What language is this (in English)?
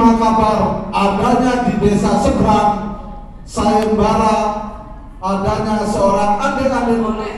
Indonesian